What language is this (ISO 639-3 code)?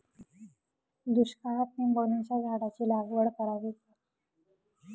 mar